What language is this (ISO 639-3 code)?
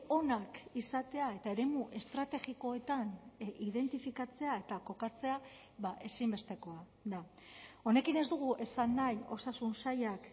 eus